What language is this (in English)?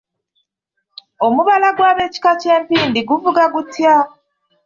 Ganda